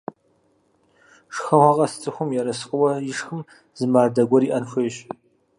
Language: Kabardian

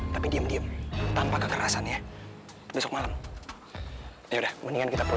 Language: Indonesian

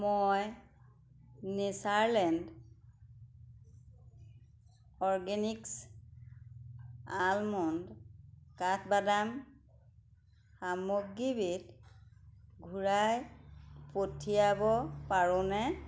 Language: Assamese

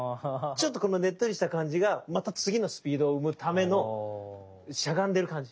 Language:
Japanese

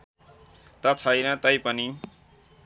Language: Nepali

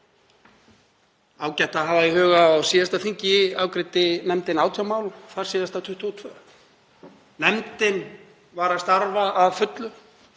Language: Icelandic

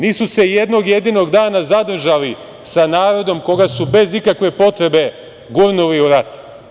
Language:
Serbian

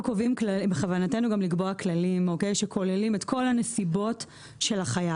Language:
Hebrew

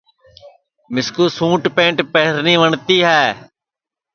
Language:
Sansi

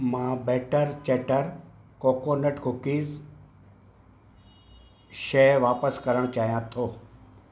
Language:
Sindhi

